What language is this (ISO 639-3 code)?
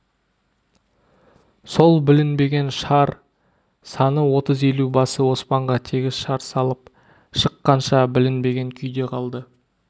kaz